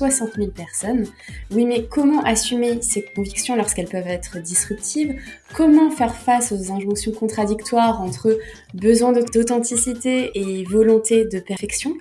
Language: French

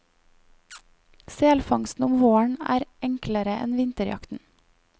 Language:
Norwegian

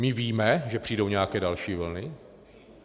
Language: Czech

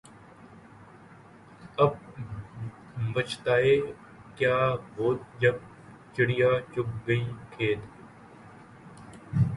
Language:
Urdu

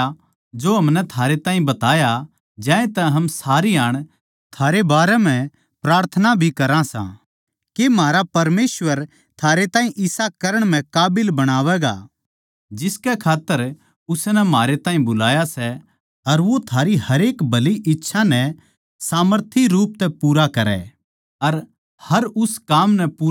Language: Haryanvi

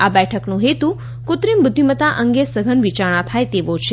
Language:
Gujarati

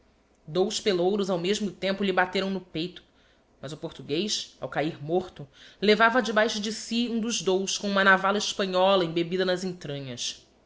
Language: Portuguese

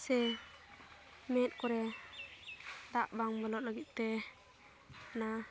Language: Santali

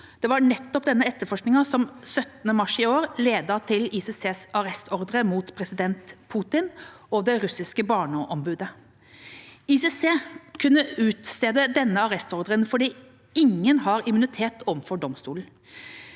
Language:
Norwegian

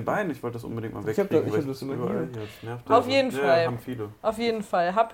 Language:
German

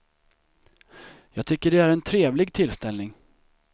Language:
Swedish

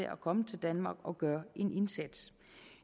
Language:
Danish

